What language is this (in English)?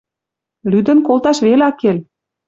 Western Mari